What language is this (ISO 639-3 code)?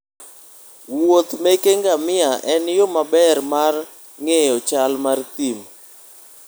luo